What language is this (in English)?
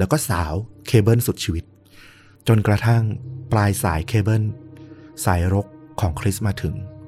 Thai